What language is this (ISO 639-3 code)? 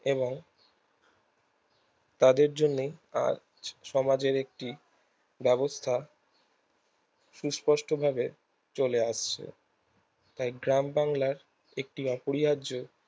ben